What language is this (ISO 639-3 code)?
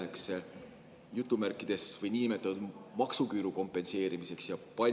est